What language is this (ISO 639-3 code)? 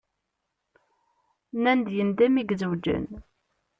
kab